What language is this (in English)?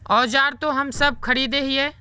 Magahi